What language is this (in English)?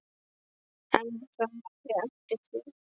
Icelandic